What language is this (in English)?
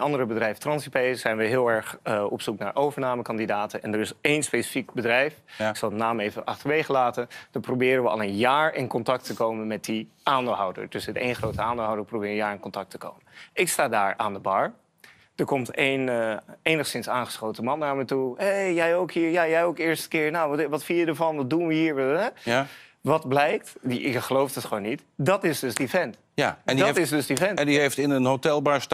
Dutch